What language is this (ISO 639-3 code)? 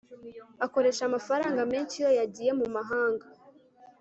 kin